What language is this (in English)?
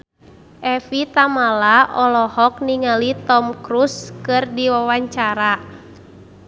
Sundanese